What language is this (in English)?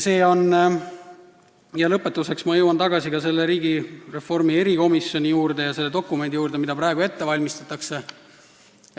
Estonian